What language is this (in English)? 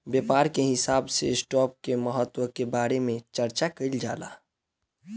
Bhojpuri